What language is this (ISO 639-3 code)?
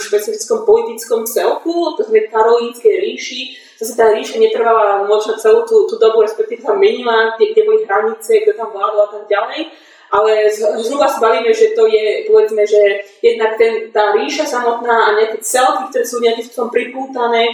slk